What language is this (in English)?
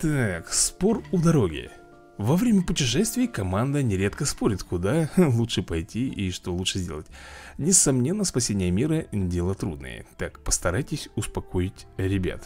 Russian